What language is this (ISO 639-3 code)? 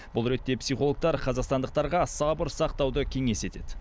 kaz